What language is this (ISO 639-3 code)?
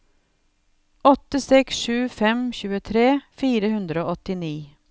nor